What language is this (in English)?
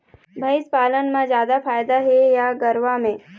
Chhattisgarhi